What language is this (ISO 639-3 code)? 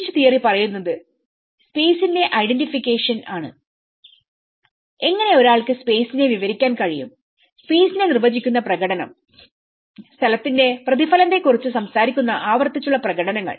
mal